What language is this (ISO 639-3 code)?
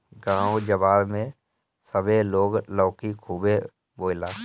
bho